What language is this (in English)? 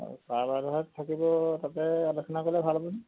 Assamese